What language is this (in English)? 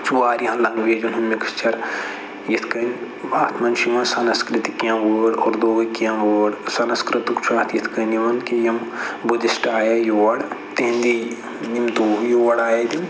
Kashmiri